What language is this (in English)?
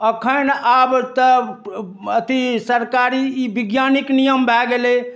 Maithili